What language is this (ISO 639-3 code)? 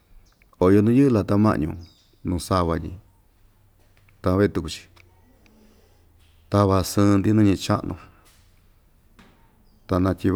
vmj